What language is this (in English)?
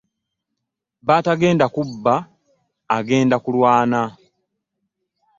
Ganda